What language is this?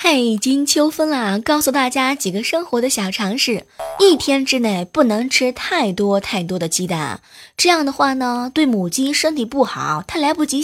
Chinese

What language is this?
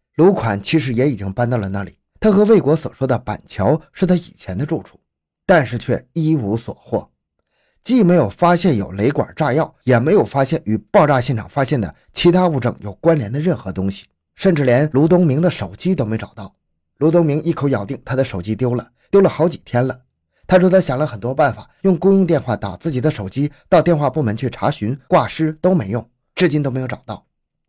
Chinese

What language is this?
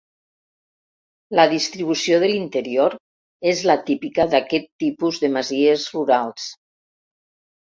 Catalan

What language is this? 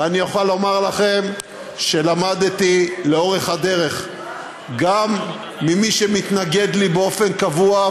Hebrew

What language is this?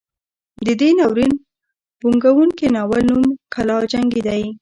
Pashto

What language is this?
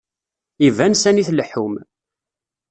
Kabyle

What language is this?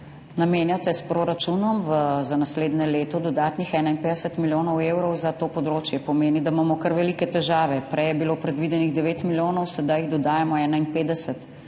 Slovenian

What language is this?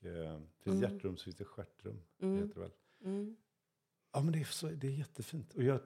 Swedish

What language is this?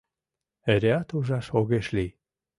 Mari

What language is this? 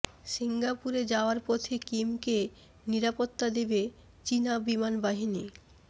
Bangla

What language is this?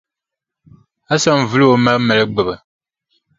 Dagbani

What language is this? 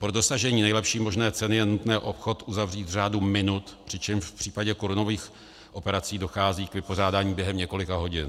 Czech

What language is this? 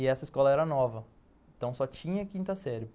Portuguese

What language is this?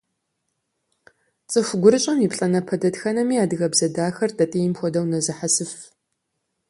Kabardian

